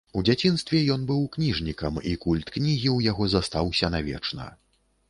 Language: Belarusian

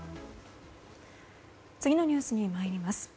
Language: Japanese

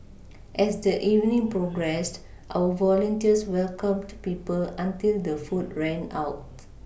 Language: English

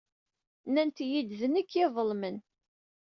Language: Kabyle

